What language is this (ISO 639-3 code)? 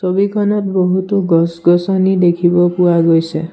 asm